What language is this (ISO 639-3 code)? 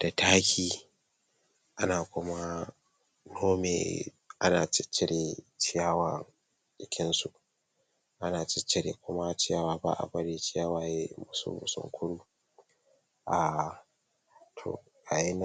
hau